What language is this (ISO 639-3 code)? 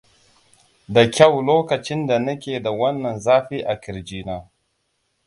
hau